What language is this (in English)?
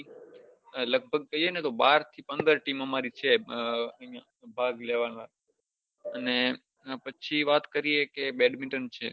Gujarati